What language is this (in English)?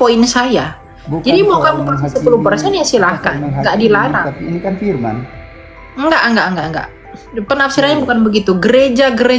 Indonesian